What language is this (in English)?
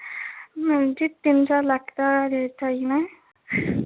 Dogri